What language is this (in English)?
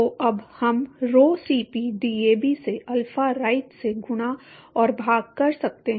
Hindi